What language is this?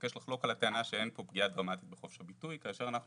Hebrew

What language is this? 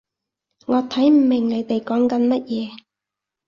Cantonese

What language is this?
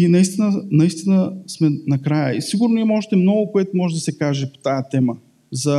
Bulgarian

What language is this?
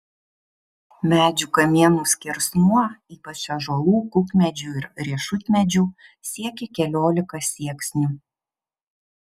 Lithuanian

